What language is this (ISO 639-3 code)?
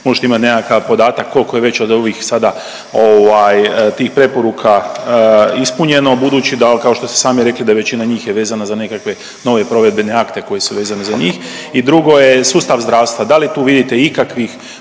hrv